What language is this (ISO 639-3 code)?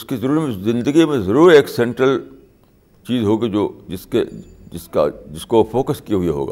urd